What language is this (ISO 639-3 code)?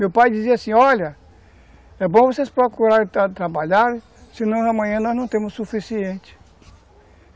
por